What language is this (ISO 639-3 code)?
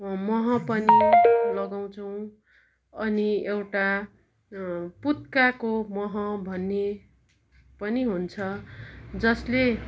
nep